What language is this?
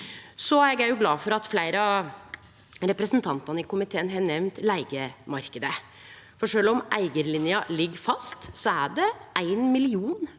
Norwegian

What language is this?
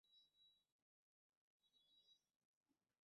Bangla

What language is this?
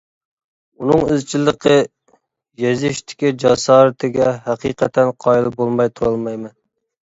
Uyghur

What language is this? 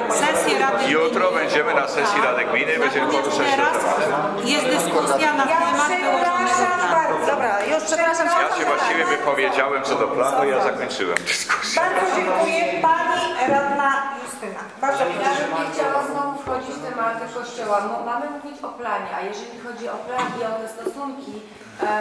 Polish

